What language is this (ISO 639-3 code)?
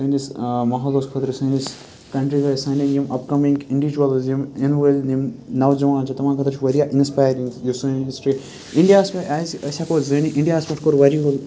kas